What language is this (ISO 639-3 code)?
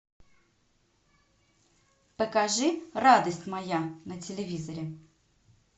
rus